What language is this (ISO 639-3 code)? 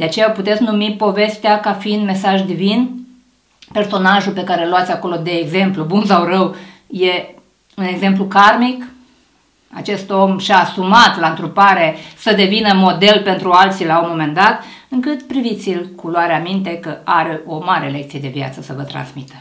ron